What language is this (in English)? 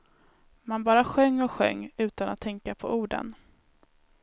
Swedish